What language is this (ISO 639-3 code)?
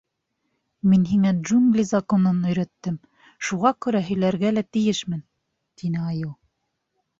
bak